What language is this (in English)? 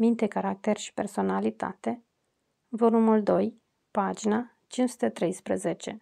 Romanian